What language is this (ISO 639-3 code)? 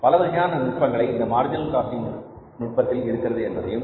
tam